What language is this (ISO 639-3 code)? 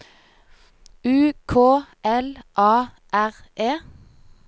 nor